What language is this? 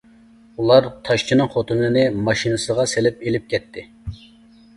Uyghur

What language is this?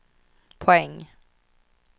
Swedish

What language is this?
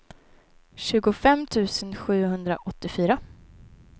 Swedish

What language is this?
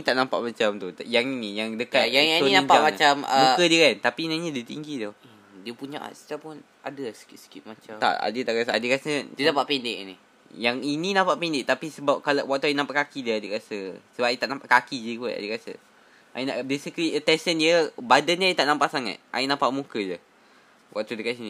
Malay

